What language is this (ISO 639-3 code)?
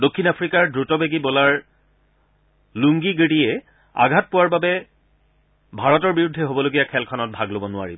asm